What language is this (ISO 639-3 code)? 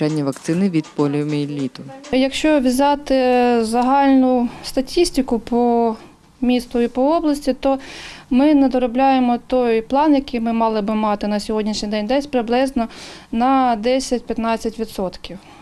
ukr